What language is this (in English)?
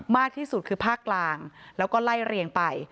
Thai